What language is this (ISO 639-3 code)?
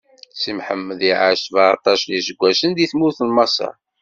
kab